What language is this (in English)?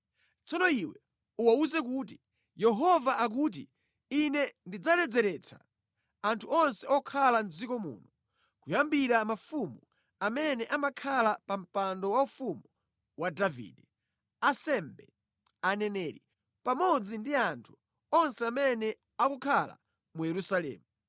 Nyanja